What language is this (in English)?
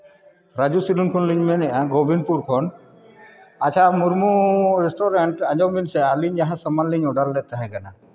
Santali